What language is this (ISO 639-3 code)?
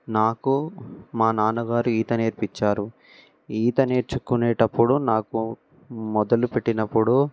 tel